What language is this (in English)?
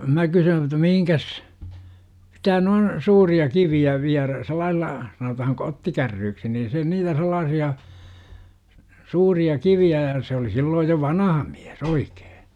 Finnish